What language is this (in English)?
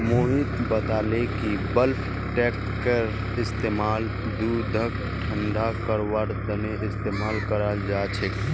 Magahi